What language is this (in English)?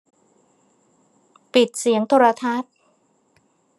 Thai